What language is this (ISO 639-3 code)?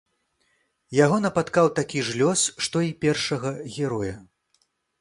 bel